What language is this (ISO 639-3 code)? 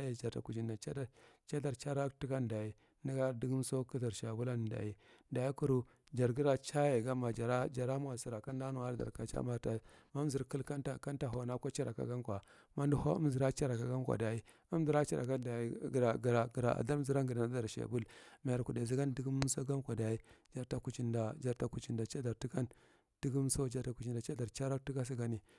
mrt